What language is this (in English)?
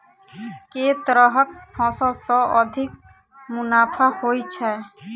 Maithili